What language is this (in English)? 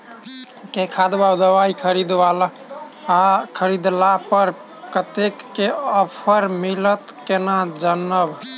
Maithili